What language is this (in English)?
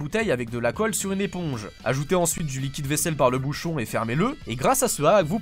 French